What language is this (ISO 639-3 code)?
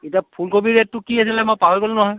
asm